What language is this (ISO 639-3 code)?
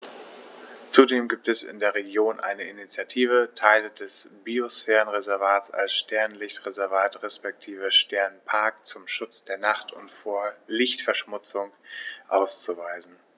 deu